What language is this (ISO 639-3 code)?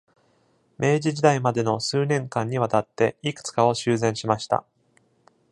jpn